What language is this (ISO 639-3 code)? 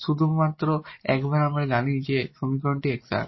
ben